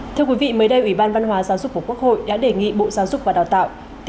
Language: Vietnamese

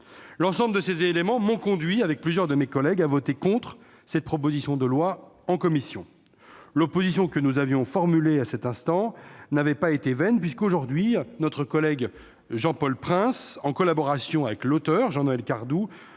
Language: French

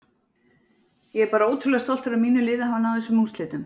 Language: Icelandic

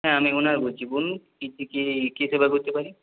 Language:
Bangla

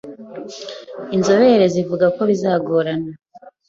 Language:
Kinyarwanda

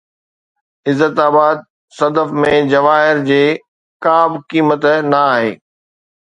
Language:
Sindhi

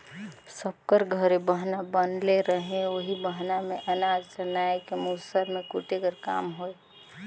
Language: Chhattisgarhi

